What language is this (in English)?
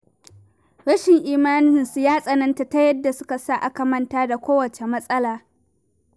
Hausa